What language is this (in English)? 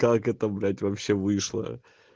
Russian